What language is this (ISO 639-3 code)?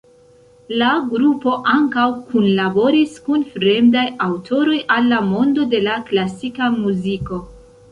epo